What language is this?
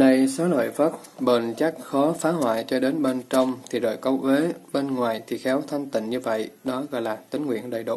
Vietnamese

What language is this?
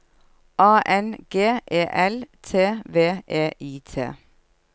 Norwegian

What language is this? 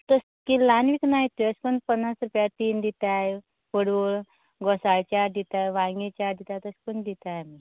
Konkani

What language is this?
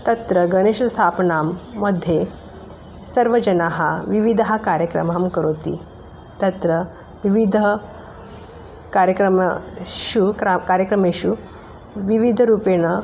Sanskrit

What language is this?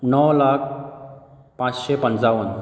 Konkani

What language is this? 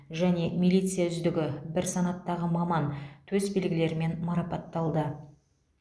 Kazakh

